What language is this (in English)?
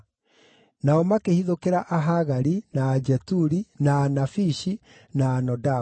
Kikuyu